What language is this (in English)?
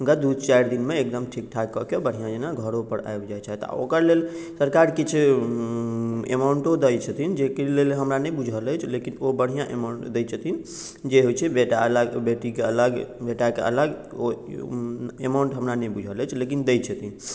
Maithili